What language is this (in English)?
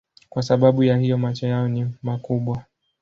Swahili